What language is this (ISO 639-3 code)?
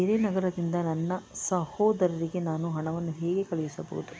kan